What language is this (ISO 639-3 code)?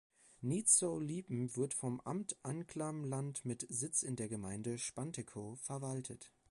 deu